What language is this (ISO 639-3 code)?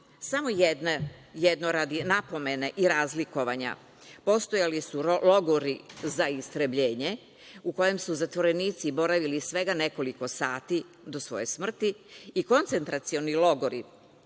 srp